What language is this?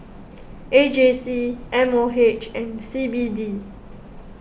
English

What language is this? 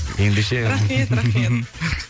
Kazakh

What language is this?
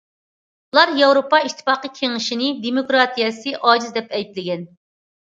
Uyghur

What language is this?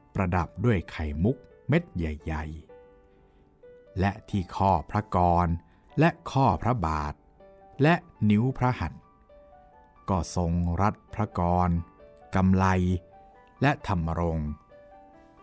Thai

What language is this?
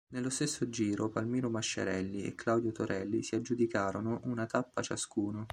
Italian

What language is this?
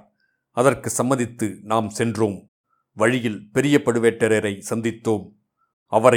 Tamil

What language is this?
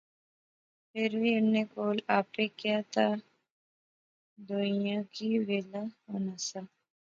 Pahari-Potwari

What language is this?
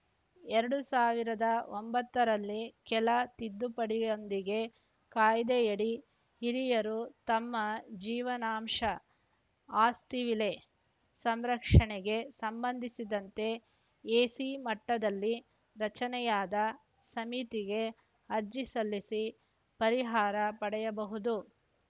Kannada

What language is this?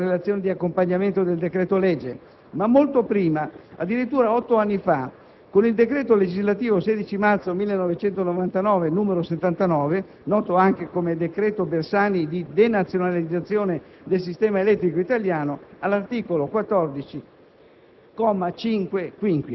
Italian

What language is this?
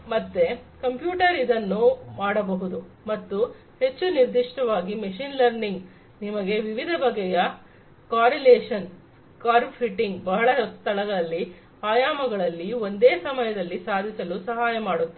Kannada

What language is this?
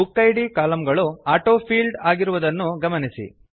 Kannada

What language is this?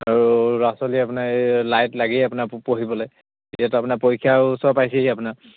Assamese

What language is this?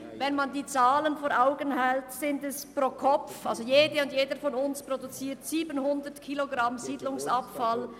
Swiss German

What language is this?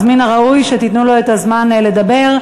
Hebrew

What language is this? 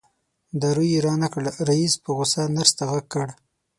Pashto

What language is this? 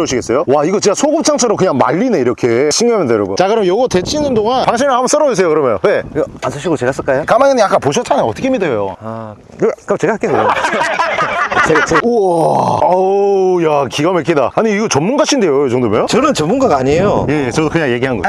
Korean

